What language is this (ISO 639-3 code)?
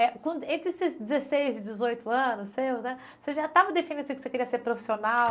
por